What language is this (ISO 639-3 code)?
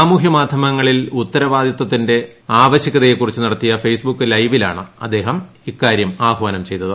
mal